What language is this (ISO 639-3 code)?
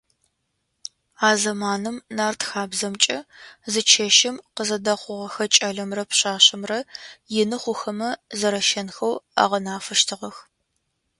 ady